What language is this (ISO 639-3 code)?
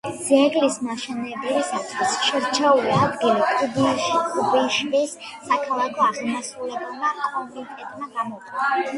kat